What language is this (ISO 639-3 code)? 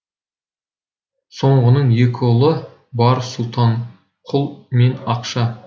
kaz